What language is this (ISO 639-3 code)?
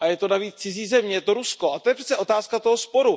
ces